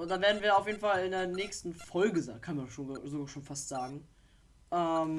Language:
German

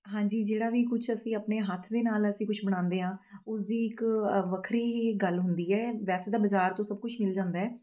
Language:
Punjabi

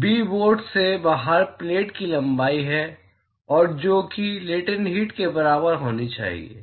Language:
Hindi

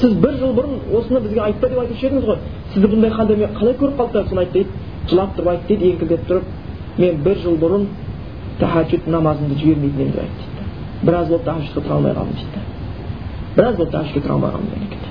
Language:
Bulgarian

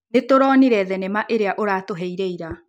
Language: Kikuyu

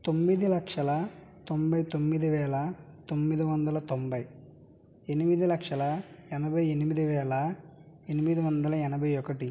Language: Telugu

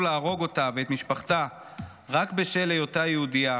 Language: Hebrew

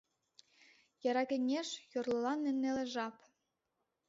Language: Mari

